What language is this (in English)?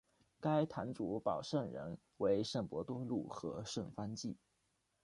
Chinese